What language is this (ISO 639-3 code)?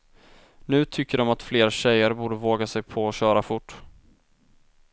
swe